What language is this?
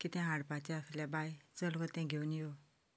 Konkani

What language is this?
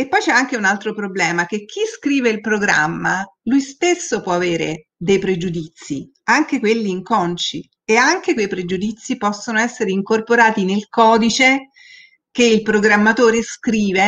Italian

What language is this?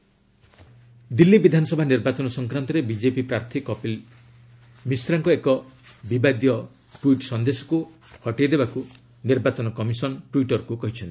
Odia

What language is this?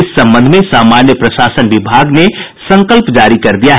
Hindi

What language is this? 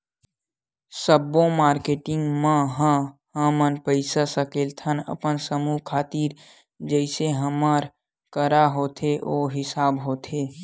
Chhattisgarhi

